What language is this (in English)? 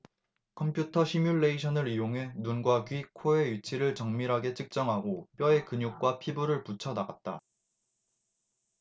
Korean